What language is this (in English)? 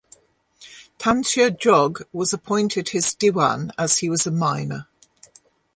English